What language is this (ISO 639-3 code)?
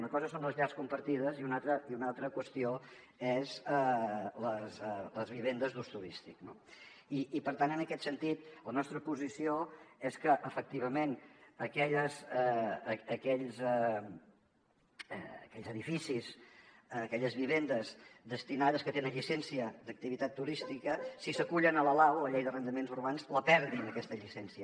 cat